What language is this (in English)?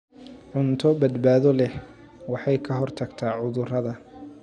Somali